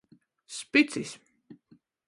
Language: Latgalian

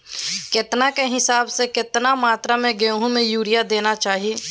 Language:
Magahi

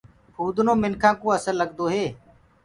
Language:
Gurgula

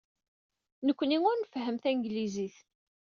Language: Kabyle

